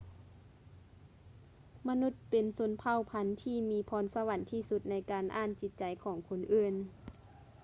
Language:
Lao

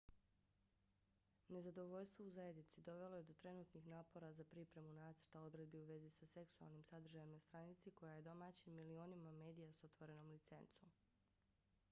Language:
Bosnian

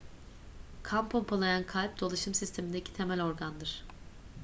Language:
Turkish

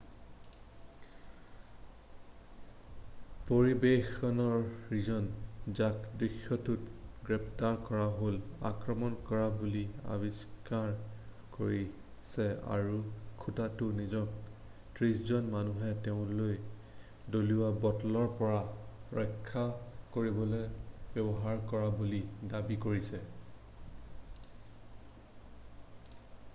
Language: Assamese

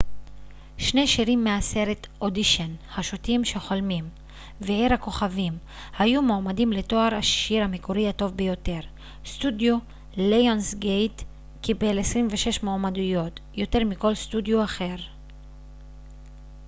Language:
Hebrew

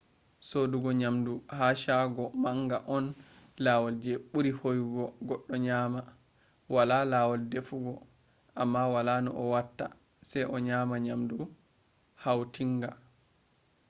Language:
Fula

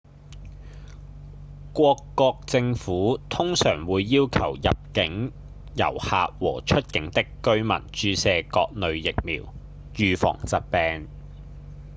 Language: Cantonese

